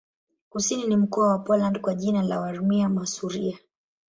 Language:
Swahili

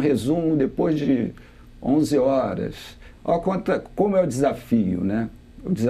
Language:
Portuguese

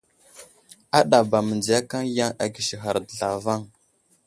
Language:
Wuzlam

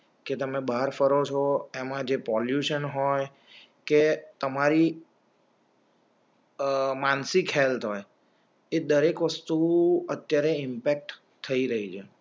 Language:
Gujarati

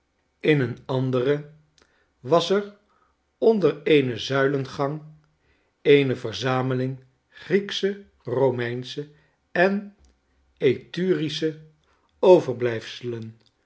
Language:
Dutch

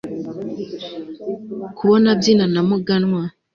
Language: Kinyarwanda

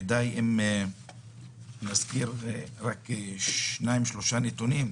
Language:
Hebrew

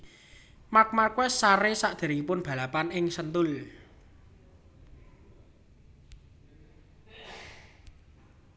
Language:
Javanese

